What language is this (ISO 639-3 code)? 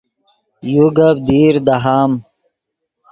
ydg